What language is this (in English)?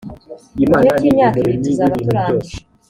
Kinyarwanda